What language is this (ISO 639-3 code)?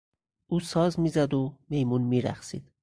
fas